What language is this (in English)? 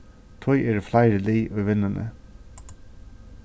Faroese